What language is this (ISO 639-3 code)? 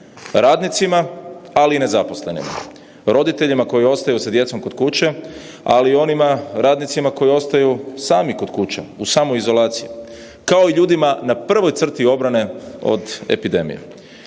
hrv